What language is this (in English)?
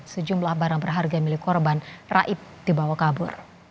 Indonesian